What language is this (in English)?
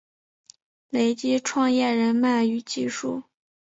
Chinese